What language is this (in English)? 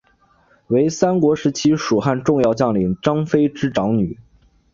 Chinese